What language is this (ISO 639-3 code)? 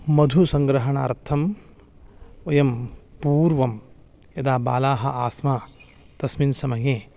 san